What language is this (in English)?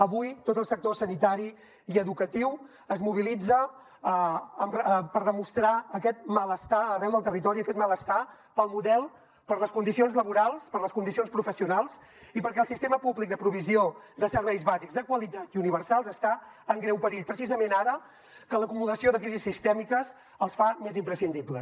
Catalan